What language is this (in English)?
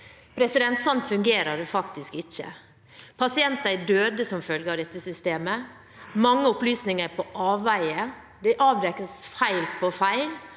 Norwegian